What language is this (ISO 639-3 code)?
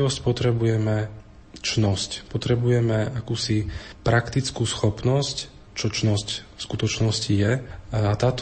slk